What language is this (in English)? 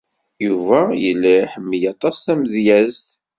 Kabyle